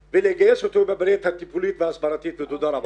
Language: Hebrew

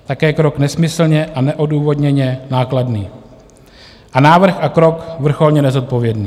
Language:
Czech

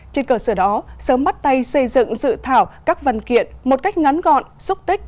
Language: Vietnamese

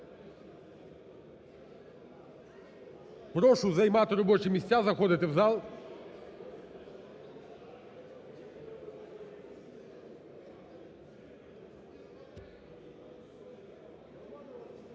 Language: Ukrainian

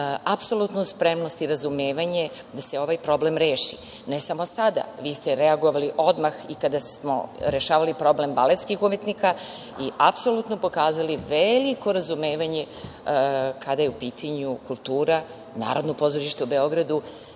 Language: Serbian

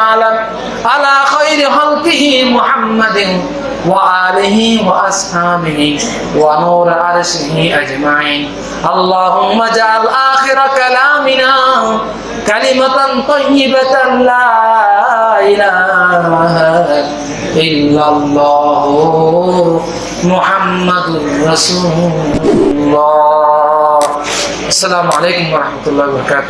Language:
Turkish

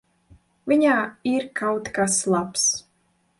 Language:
Latvian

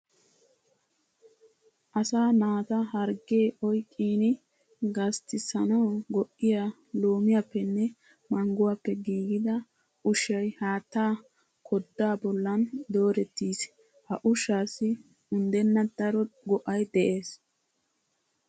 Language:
Wolaytta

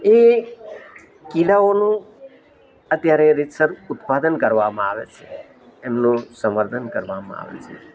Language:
Gujarati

